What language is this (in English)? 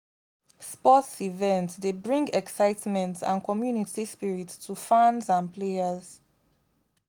Nigerian Pidgin